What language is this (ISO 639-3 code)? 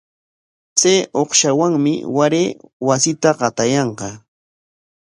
qwa